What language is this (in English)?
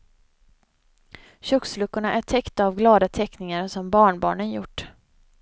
Swedish